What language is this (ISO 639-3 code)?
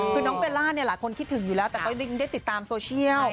tha